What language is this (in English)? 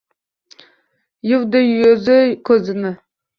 Uzbek